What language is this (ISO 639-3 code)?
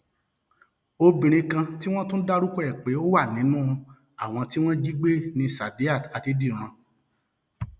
yor